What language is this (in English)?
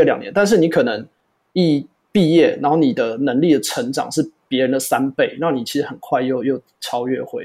Chinese